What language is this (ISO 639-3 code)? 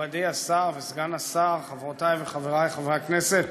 heb